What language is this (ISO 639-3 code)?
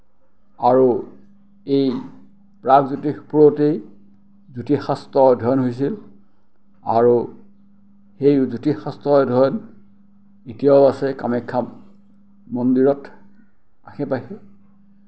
asm